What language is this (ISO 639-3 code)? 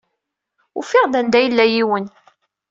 kab